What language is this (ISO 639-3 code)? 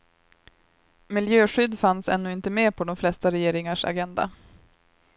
swe